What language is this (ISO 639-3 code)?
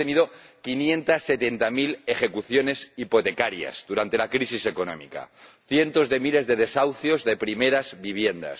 spa